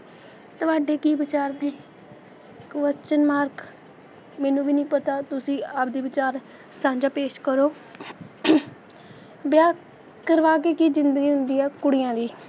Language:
Punjabi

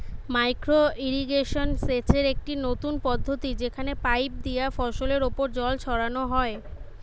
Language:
Bangla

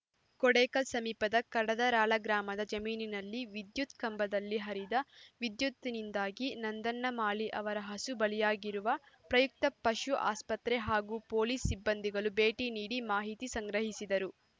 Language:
Kannada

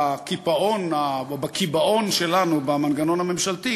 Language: Hebrew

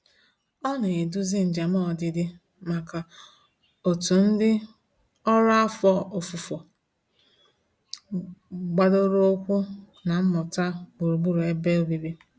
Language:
Igbo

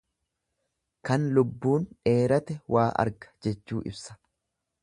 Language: Oromo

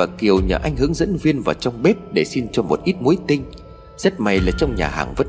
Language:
Vietnamese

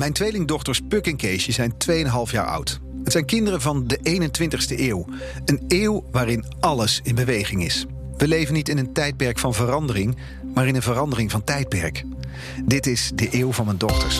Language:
Dutch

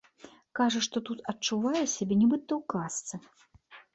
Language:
Belarusian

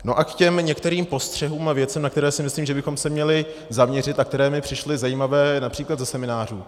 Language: Czech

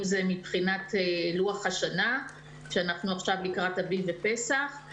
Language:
Hebrew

